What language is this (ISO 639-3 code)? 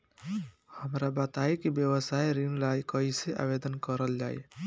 bho